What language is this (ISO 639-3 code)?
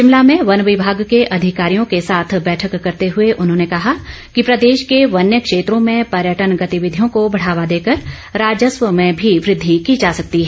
hin